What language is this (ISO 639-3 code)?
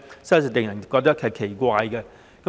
yue